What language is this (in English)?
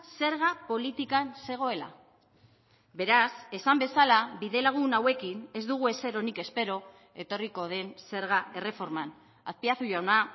Basque